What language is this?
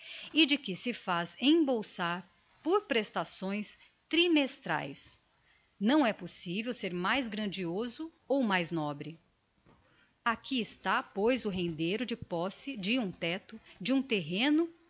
Portuguese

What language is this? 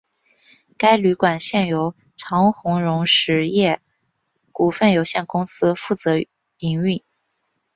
Chinese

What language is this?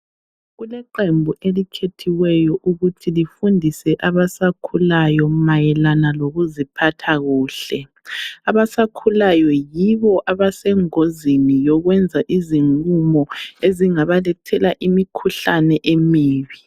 North Ndebele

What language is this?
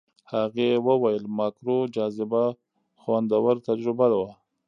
Pashto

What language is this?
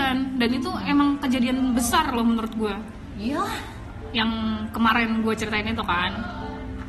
Indonesian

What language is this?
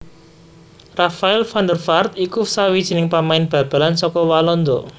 Javanese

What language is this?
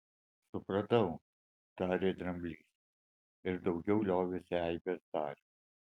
Lithuanian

